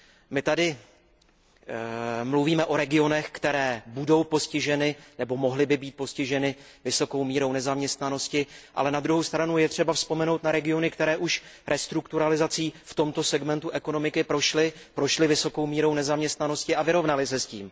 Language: Czech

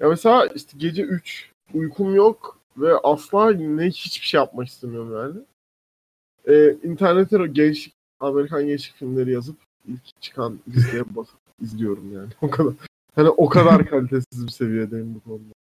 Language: Turkish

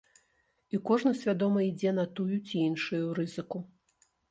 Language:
Belarusian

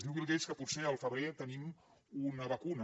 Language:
Catalan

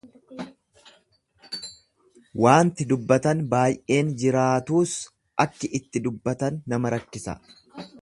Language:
Oromo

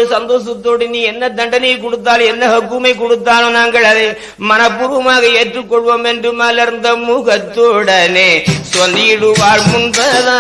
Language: Tamil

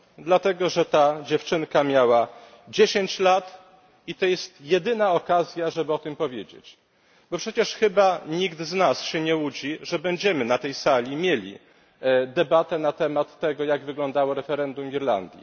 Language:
Polish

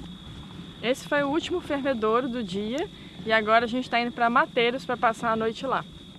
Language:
Portuguese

